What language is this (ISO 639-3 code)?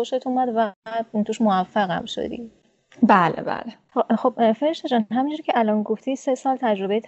fas